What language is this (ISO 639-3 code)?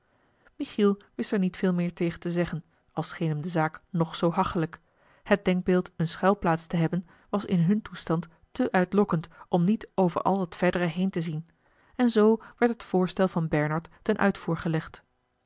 nld